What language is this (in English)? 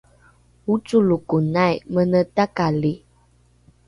Rukai